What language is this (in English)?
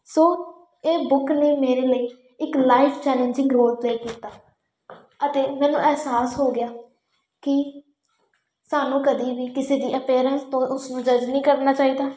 Punjabi